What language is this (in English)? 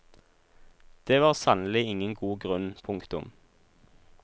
Norwegian